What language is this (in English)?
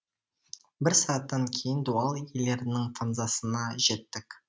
Kazakh